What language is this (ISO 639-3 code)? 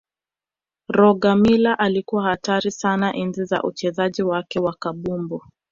swa